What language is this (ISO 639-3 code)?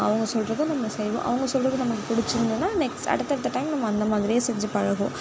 tam